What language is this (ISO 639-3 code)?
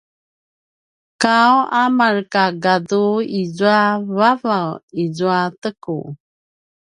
pwn